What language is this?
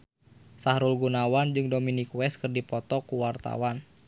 Sundanese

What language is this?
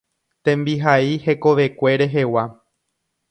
Guarani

